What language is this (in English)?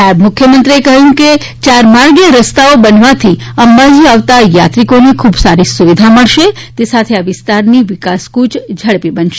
Gujarati